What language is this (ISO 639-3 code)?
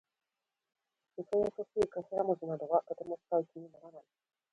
jpn